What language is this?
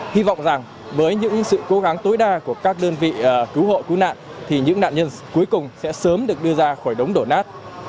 Vietnamese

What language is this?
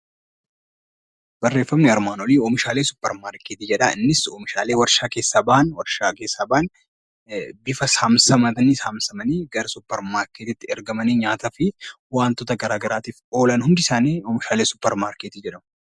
Oromo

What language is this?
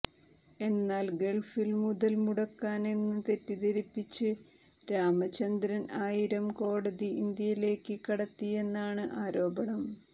Malayalam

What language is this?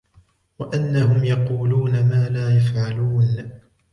Arabic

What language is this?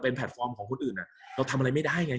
Thai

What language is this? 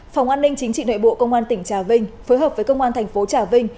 Vietnamese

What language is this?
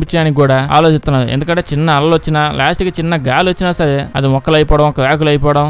English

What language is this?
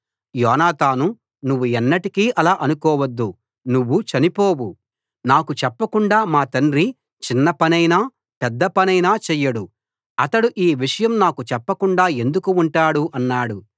Telugu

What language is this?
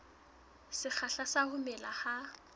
Southern Sotho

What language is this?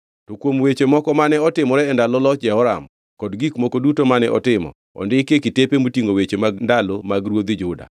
Luo (Kenya and Tanzania)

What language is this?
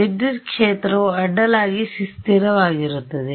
Kannada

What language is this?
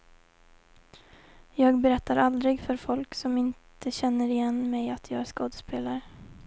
Swedish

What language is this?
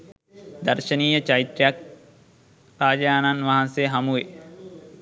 Sinhala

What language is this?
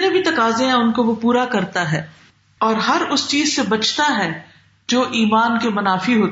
Urdu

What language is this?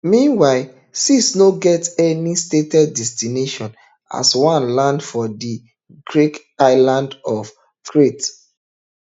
Nigerian Pidgin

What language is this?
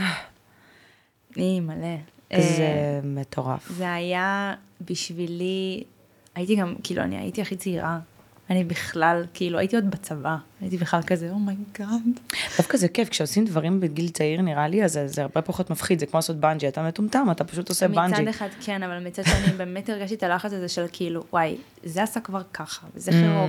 Hebrew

